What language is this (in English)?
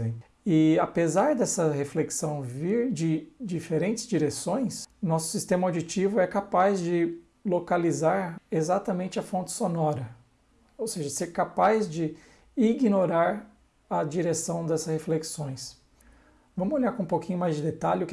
Portuguese